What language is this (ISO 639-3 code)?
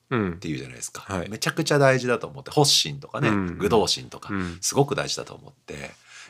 jpn